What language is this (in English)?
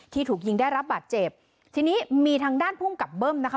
Thai